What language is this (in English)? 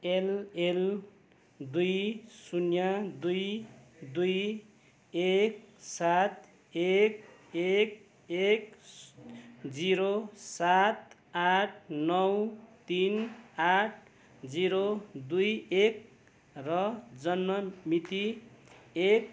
Nepali